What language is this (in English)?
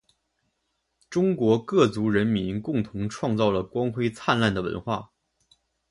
Chinese